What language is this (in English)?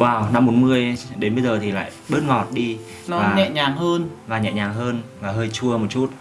Vietnamese